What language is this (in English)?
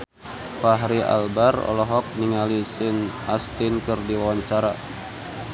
Sundanese